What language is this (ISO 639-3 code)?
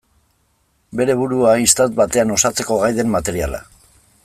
eus